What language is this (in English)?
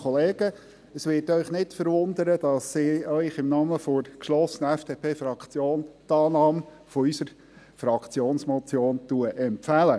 Swiss German